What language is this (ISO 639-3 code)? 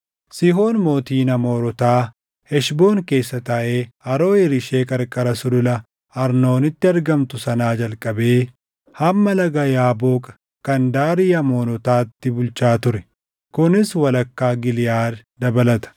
orm